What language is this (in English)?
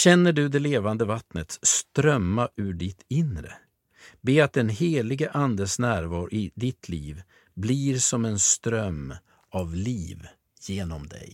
Swedish